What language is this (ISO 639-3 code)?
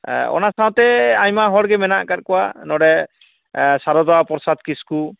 sat